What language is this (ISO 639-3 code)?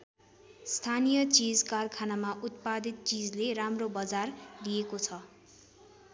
nep